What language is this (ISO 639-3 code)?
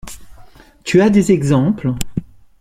fra